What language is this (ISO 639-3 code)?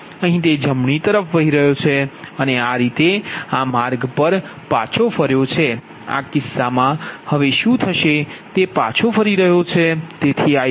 guj